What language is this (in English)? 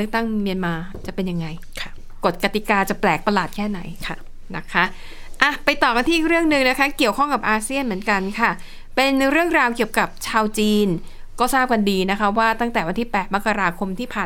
Thai